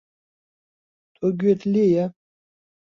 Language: Central Kurdish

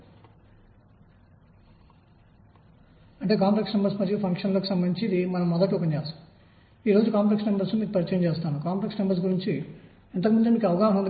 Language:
Telugu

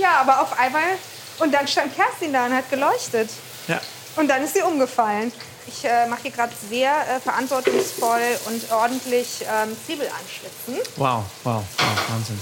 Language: German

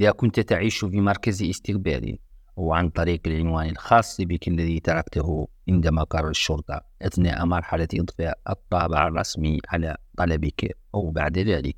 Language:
Arabic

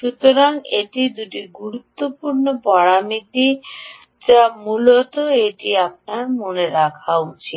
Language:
Bangla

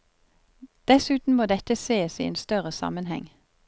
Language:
Norwegian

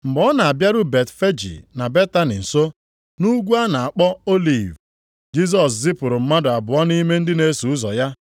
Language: Igbo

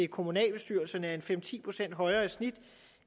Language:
Danish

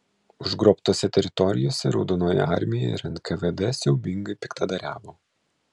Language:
Lithuanian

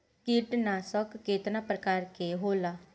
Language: Bhojpuri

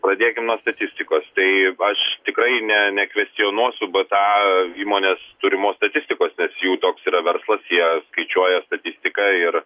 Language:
Lithuanian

